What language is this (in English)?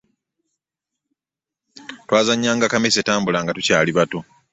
Ganda